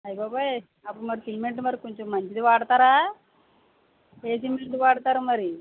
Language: Telugu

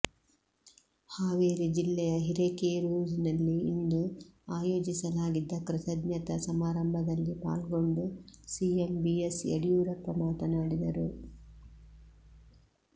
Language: Kannada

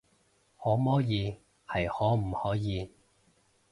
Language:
Cantonese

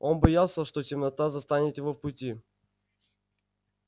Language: Russian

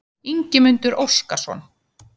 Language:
Icelandic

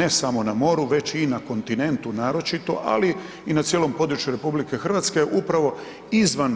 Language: Croatian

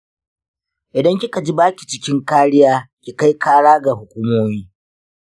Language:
Hausa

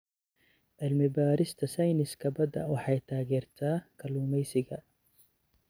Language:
Somali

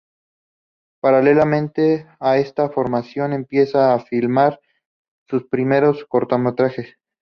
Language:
Spanish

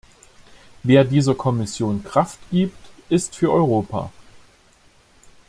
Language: German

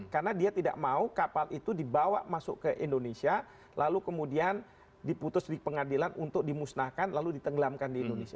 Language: Indonesian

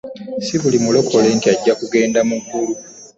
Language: Ganda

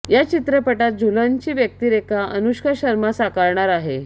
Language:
Marathi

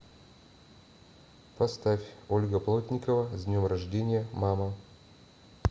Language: Russian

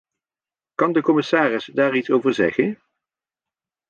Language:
Dutch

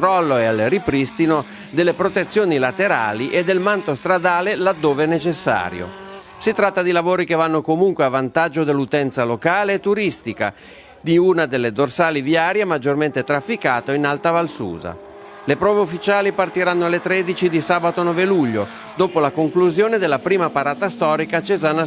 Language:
Italian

